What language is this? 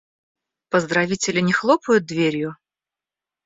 Russian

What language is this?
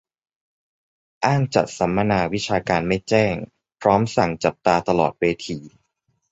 Thai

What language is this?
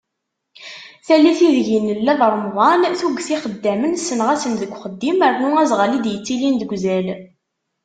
Kabyle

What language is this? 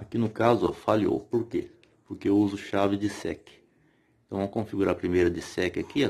Portuguese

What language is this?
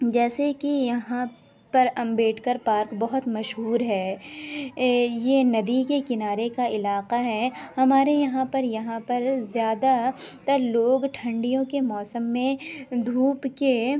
Urdu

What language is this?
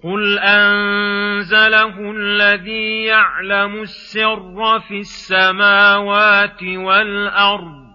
Arabic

